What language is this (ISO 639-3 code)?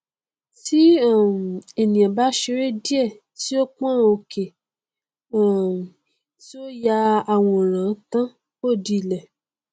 yor